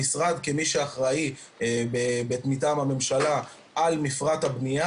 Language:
Hebrew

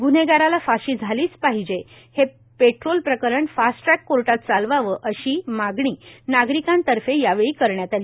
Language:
Marathi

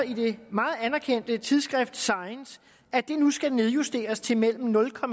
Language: Danish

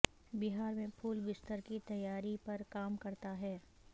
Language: Urdu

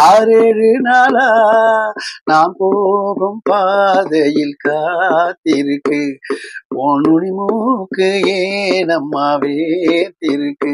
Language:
Tamil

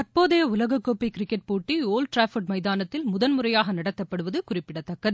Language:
Tamil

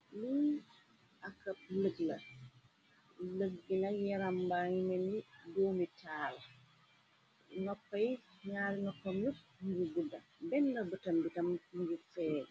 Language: Wolof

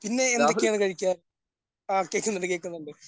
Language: Malayalam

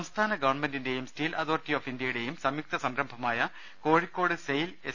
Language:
Malayalam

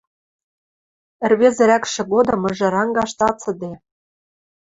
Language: Western Mari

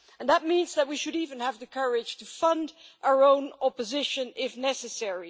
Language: English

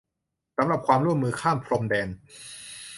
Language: Thai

